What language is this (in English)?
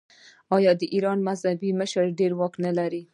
Pashto